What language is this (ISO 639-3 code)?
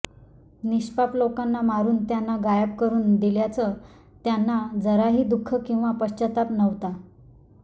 mar